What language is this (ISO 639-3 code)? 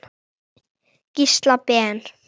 isl